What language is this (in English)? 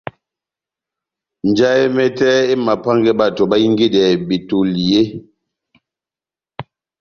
Batanga